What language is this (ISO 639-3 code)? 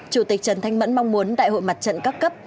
vie